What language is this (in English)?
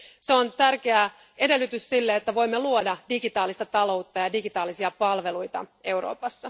Finnish